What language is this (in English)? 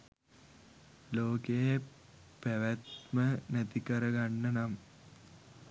Sinhala